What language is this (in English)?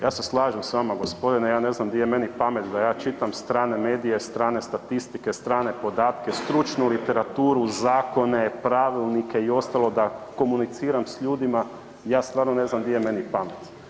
Croatian